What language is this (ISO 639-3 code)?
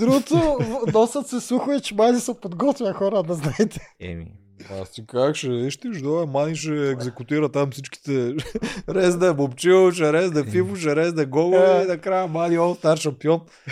bul